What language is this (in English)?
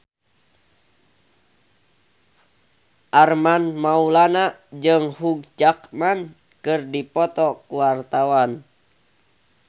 Sundanese